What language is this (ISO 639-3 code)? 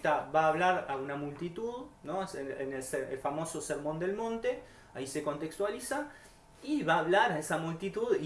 spa